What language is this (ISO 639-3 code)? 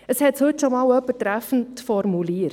gsw